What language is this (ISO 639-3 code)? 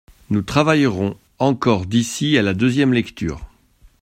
fra